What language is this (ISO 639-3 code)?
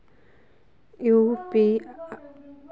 mag